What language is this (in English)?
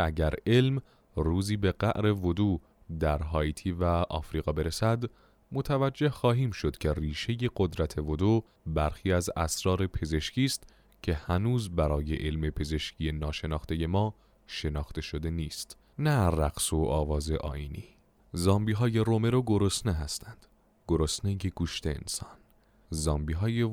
Persian